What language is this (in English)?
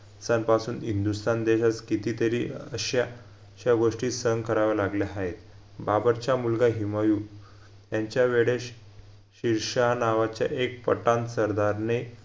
Marathi